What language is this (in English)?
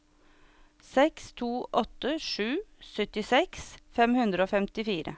Norwegian